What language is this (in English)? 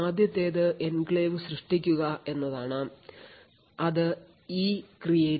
Malayalam